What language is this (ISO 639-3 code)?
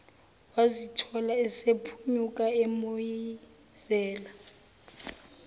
zul